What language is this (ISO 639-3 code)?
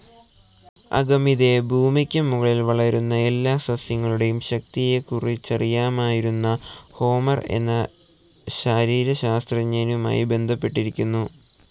mal